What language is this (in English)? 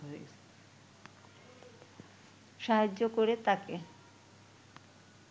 Bangla